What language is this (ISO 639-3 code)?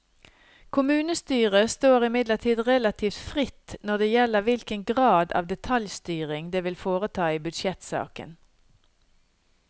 nor